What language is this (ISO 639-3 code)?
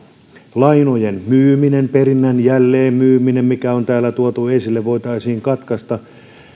fin